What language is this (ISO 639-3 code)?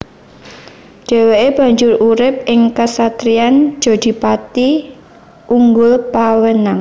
jav